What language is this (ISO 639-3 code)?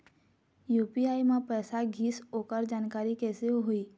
hne